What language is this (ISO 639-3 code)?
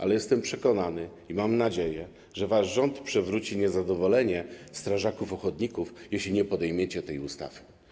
pol